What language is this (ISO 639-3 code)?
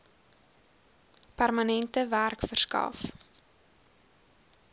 afr